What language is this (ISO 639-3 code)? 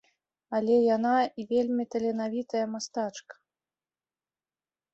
bel